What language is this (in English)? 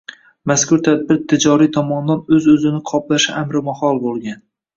Uzbek